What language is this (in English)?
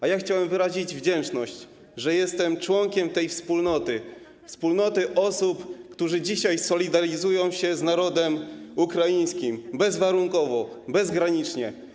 Polish